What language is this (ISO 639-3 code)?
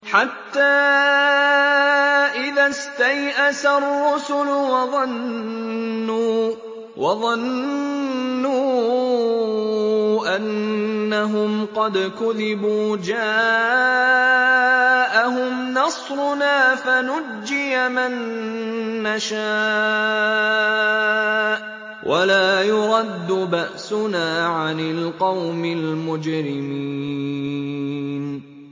ara